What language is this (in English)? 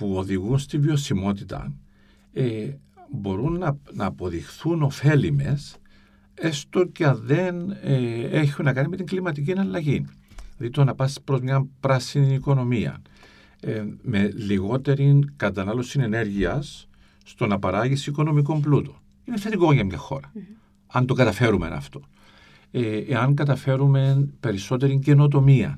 Greek